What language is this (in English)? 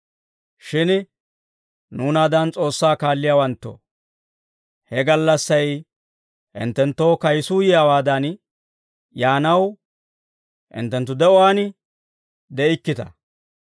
Dawro